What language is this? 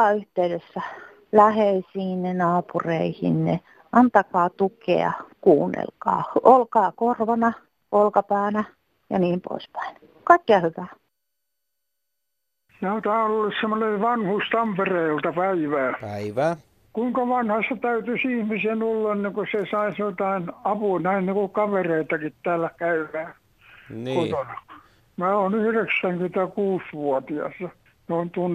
Finnish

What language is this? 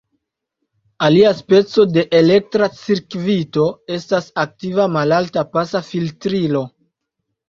Esperanto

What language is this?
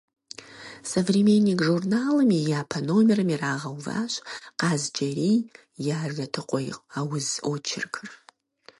Kabardian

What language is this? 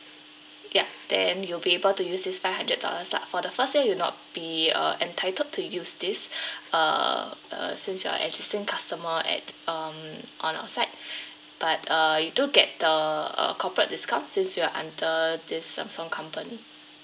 English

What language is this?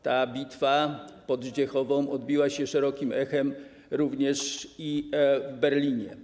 Polish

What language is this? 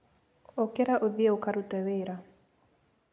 Kikuyu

